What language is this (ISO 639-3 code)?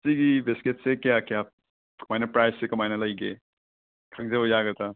mni